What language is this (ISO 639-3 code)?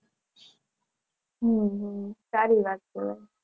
guj